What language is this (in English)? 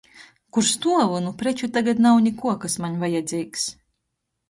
Latgalian